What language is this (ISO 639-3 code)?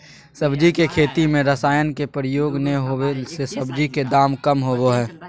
mag